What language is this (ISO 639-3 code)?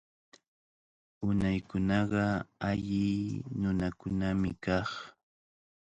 qvl